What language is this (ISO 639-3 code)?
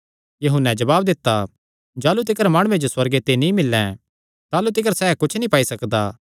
xnr